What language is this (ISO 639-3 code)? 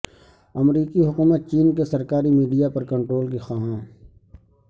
urd